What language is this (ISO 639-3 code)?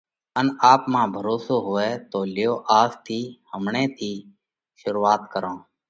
kvx